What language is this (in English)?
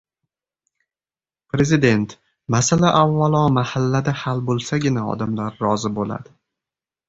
Uzbek